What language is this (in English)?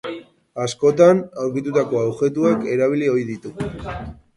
Basque